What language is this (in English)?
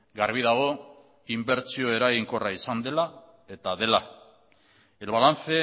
Basque